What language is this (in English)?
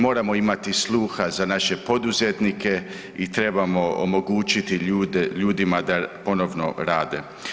Croatian